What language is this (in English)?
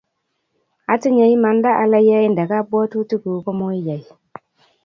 Kalenjin